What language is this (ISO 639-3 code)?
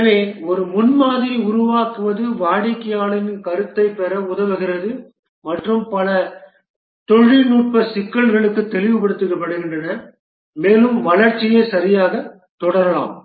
tam